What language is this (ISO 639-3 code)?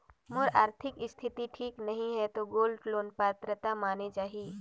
hne